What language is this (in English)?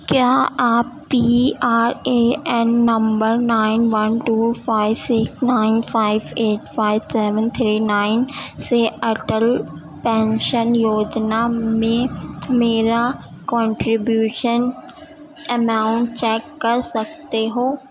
Urdu